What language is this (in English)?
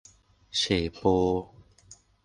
Thai